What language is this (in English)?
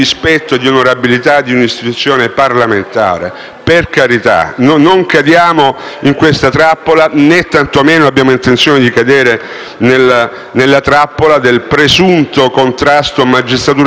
Italian